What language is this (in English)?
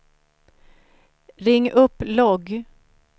Swedish